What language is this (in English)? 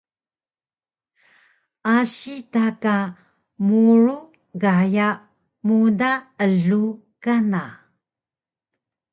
Taroko